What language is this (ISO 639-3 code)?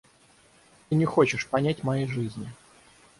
rus